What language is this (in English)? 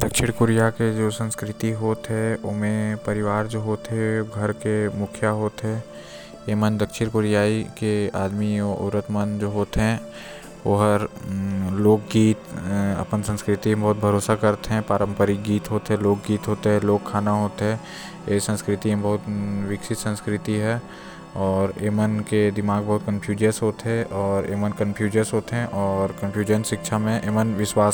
Korwa